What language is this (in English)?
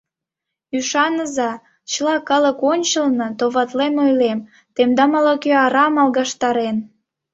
Mari